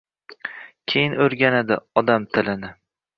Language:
Uzbek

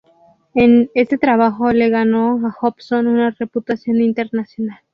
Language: Spanish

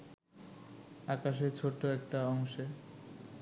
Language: Bangla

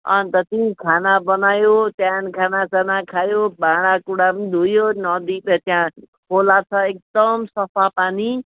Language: Nepali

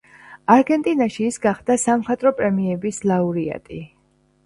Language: Georgian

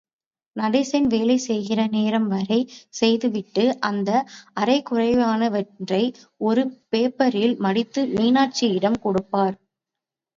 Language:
Tamil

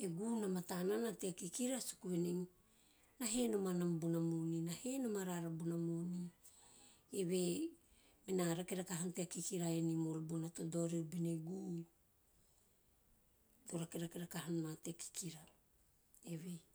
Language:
Teop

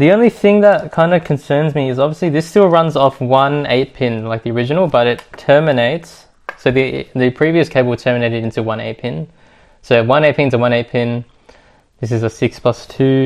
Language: English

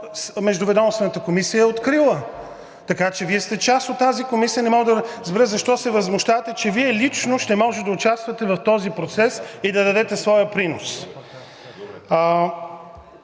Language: Bulgarian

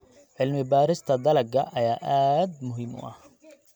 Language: Somali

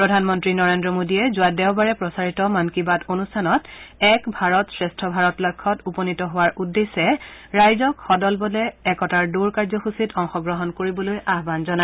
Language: Assamese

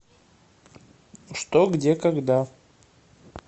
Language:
Russian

